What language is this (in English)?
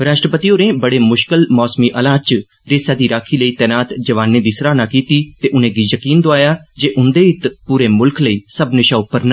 Dogri